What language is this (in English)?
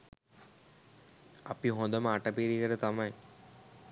Sinhala